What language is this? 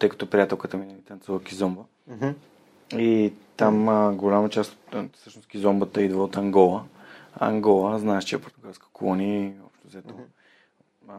Bulgarian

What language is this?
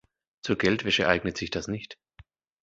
German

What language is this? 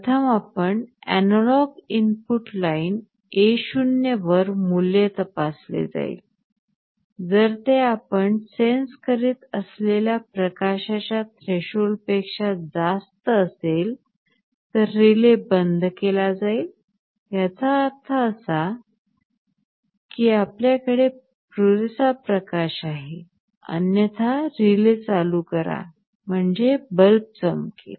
Marathi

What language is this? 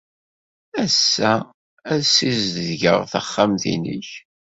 Kabyle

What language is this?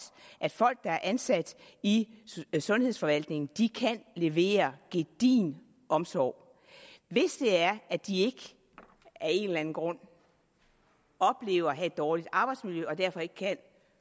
Danish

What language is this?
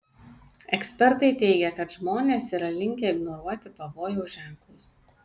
Lithuanian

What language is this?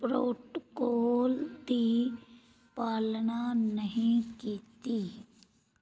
Punjabi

